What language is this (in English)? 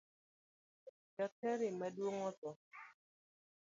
Luo (Kenya and Tanzania)